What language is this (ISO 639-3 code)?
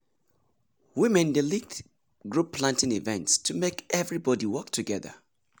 pcm